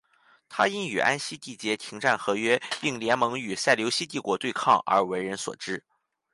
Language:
Chinese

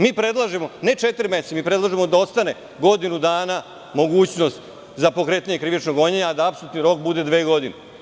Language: Serbian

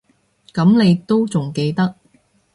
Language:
Cantonese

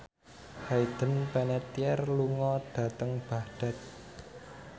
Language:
Javanese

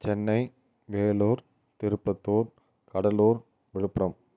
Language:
Tamil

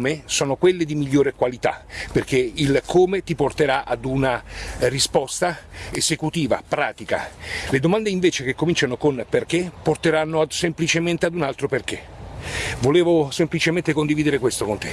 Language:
Italian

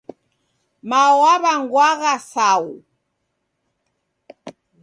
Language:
Taita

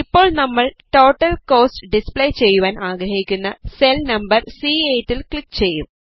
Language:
Malayalam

